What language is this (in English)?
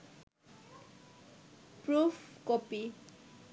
Bangla